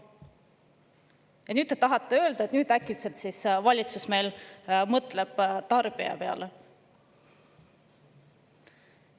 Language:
Estonian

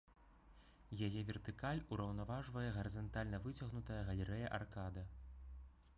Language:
Belarusian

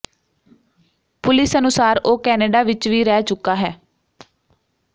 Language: Punjabi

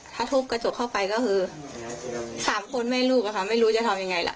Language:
Thai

